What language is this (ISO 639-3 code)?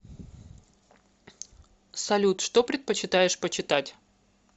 rus